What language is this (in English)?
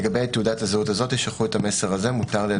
Hebrew